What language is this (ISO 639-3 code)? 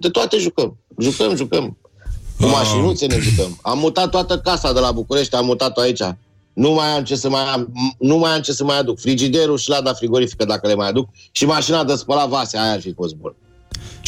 ron